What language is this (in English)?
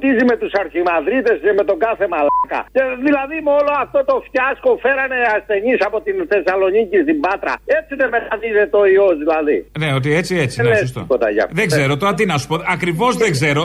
Greek